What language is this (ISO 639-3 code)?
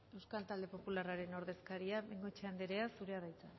eus